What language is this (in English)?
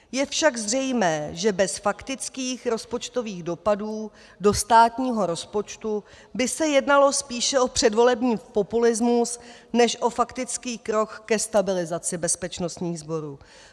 Czech